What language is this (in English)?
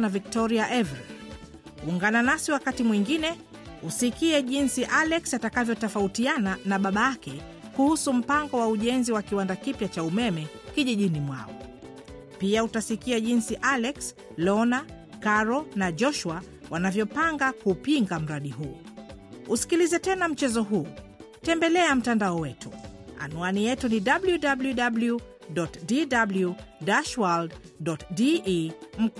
Swahili